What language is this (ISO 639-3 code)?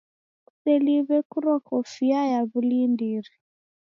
dav